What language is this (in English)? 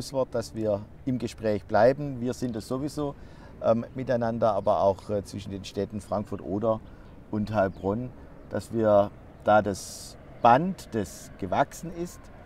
German